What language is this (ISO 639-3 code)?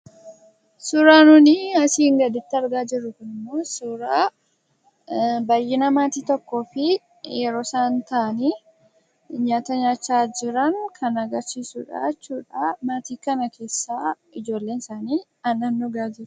orm